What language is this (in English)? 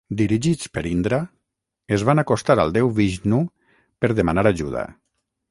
Catalan